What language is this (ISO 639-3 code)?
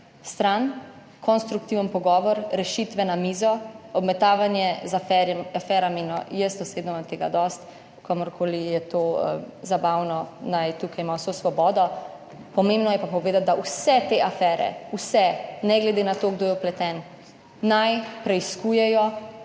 slv